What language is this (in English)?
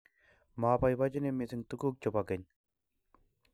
Kalenjin